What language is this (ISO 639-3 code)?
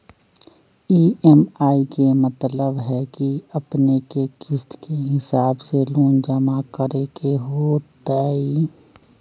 mag